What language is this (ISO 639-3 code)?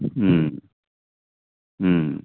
nep